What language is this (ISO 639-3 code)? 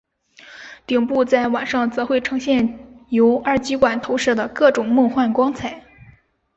zho